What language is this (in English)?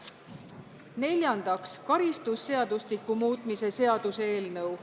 Estonian